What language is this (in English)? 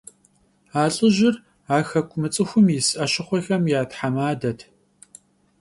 Kabardian